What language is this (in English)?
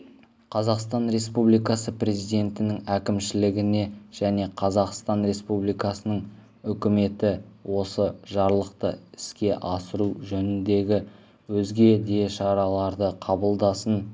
Kazakh